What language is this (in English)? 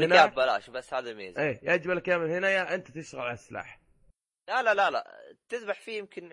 Arabic